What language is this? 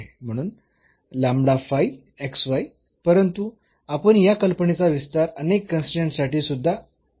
Marathi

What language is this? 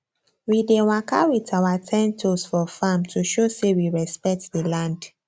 Nigerian Pidgin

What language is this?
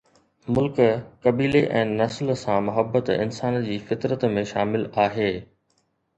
Sindhi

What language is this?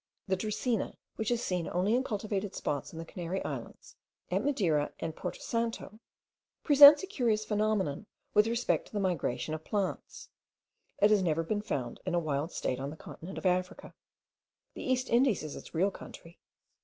English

